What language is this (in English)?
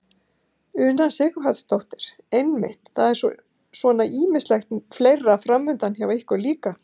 Icelandic